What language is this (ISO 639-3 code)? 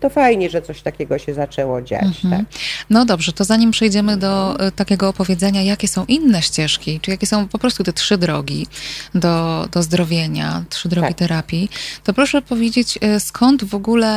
pol